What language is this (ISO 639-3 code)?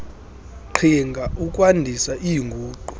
xho